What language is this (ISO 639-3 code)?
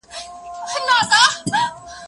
pus